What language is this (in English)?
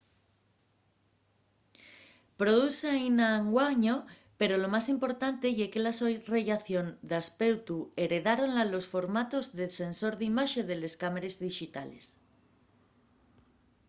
Asturian